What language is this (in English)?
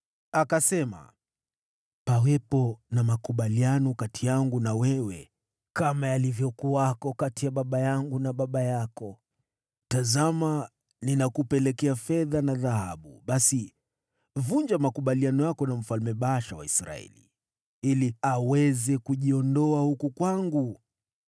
Swahili